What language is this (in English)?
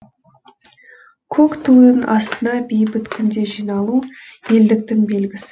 Kazakh